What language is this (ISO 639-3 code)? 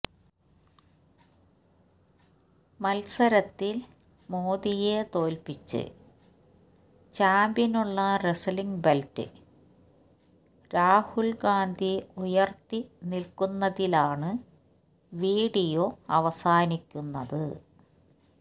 mal